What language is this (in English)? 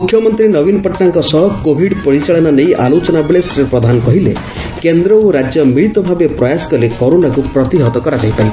Odia